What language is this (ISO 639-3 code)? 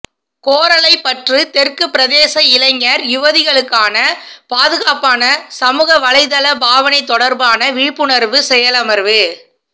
tam